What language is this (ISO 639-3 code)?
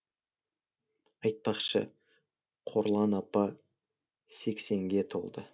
kaz